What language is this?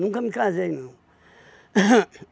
Portuguese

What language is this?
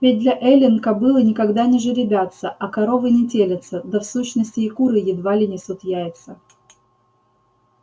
Russian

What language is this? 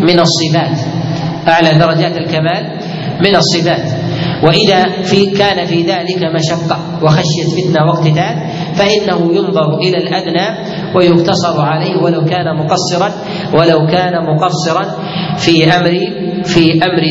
Arabic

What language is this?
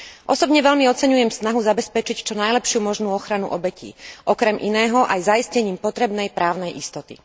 Slovak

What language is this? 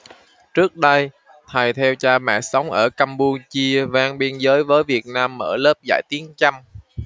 Vietnamese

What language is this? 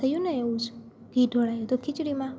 Gujarati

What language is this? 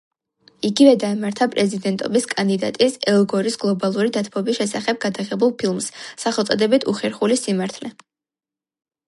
Georgian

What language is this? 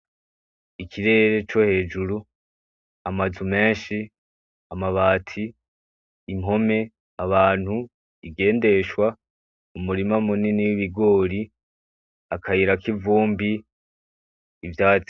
Rundi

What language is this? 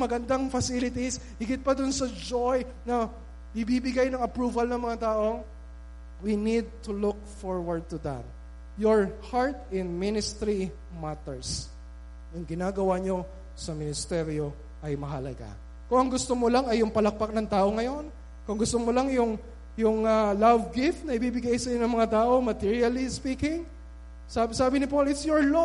Filipino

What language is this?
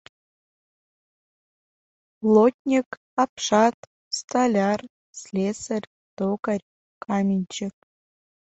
Mari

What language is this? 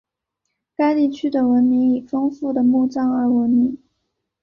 Chinese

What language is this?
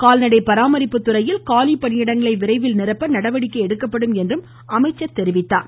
Tamil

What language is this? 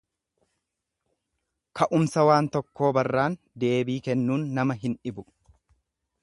Oromo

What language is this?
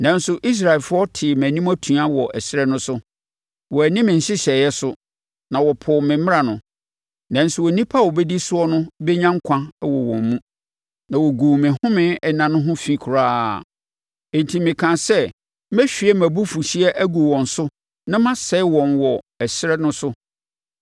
Akan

